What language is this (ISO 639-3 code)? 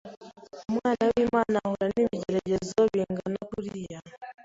kin